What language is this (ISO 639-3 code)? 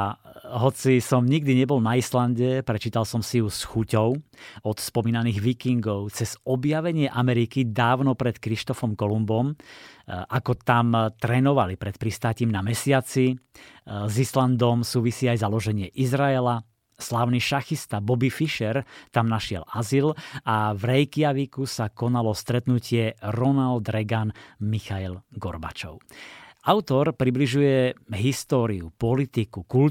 slk